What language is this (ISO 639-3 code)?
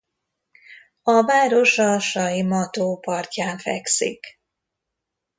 hun